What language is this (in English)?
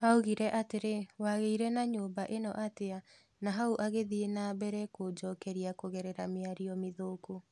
Kikuyu